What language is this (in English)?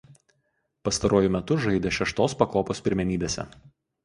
Lithuanian